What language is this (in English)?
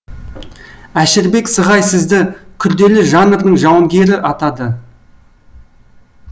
Kazakh